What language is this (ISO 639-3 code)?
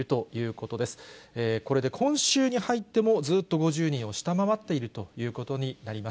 jpn